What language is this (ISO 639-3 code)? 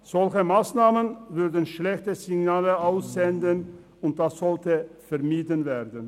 gsw